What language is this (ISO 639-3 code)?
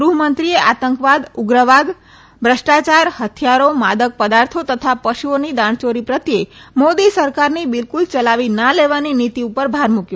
guj